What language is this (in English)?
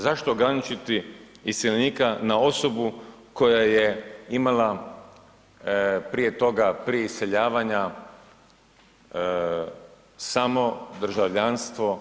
Croatian